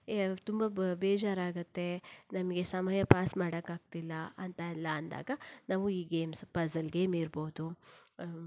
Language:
Kannada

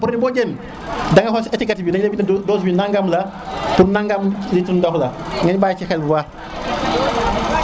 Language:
Serer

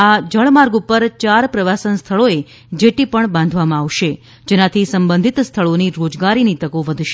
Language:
Gujarati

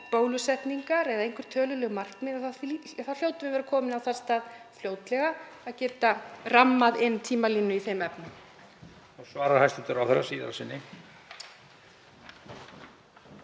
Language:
Icelandic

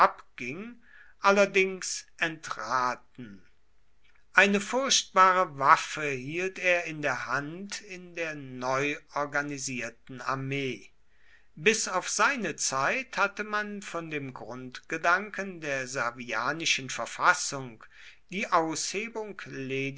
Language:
German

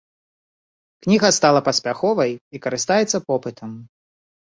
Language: Belarusian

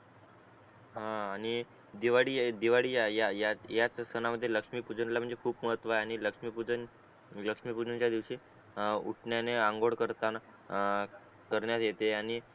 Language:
Marathi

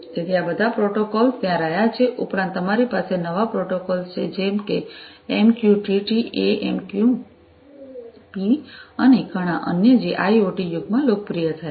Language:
Gujarati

